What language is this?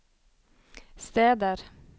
Norwegian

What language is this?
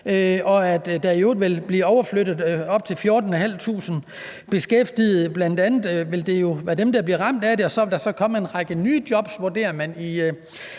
Danish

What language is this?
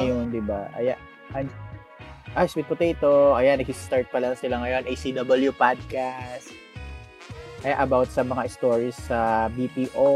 Filipino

